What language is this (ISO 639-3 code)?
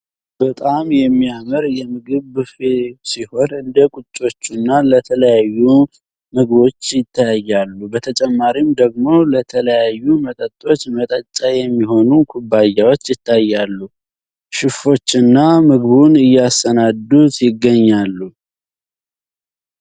amh